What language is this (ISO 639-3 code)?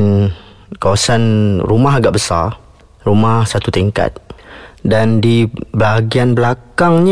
msa